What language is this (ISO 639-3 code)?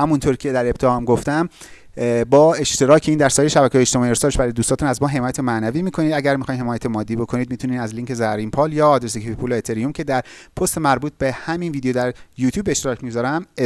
fas